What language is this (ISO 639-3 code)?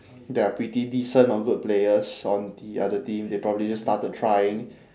eng